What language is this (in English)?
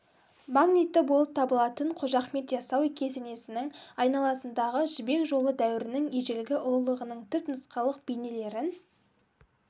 Kazakh